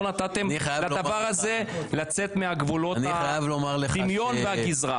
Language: Hebrew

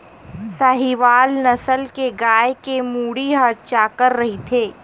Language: Chhattisgarhi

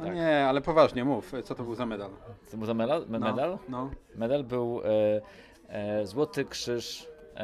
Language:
Polish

